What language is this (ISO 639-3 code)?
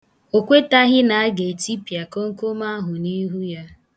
ibo